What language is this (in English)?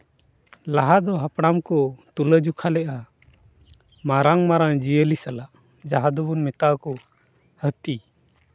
Santali